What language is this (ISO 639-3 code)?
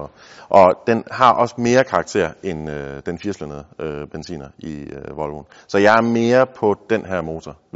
dan